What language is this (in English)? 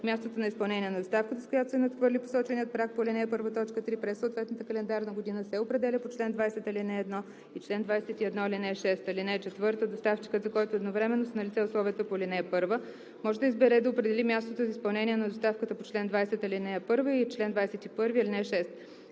Bulgarian